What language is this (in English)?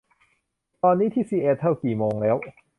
Thai